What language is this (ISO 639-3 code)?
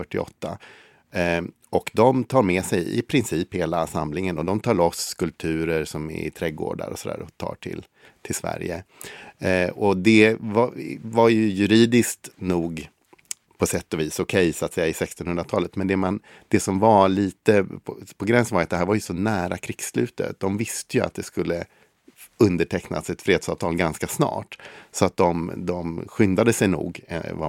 swe